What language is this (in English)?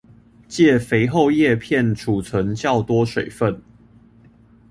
Chinese